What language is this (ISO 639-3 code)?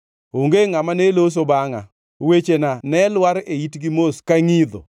luo